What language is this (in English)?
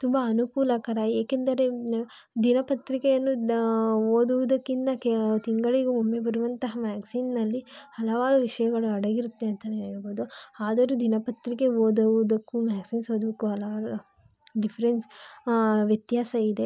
Kannada